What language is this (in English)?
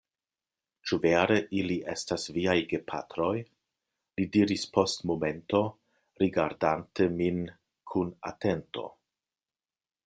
Esperanto